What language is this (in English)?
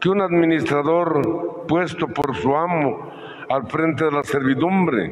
Spanish